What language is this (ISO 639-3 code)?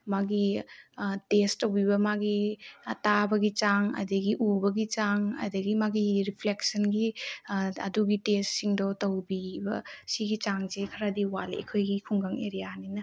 mni